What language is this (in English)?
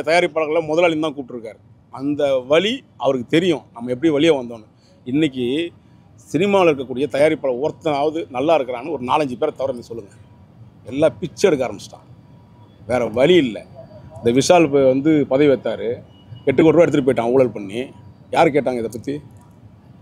Tamil